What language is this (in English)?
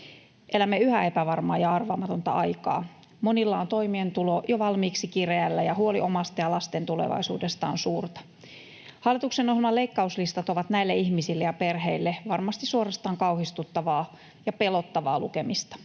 Finnish